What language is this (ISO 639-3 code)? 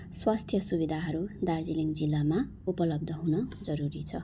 nep